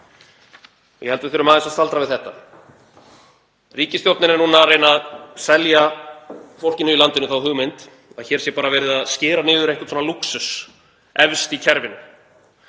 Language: Icelandic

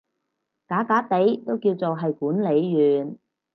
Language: Cantonese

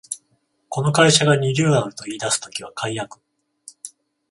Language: Japanese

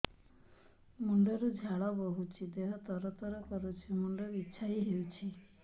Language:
Odia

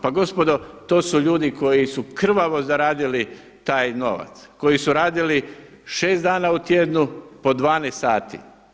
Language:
Croatian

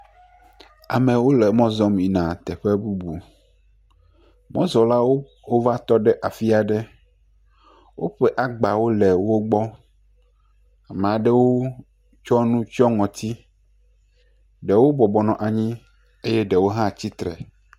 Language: Ewe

